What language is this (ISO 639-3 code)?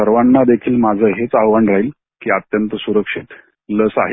mar